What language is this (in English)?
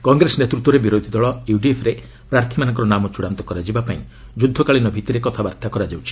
Odia